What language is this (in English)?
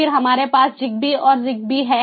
Hindi